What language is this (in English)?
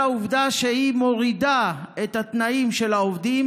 Hebrew